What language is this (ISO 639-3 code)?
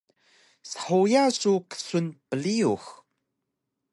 trv